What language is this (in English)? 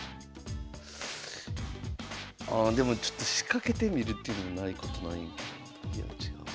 Japanese